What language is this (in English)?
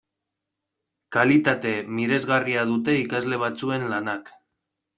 Basque